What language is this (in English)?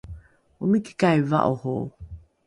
Rukai